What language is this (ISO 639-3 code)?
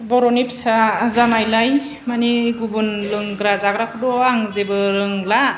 brx